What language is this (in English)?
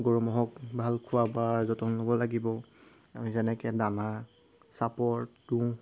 Assamese